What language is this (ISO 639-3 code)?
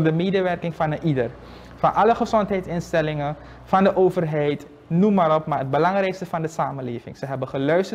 nld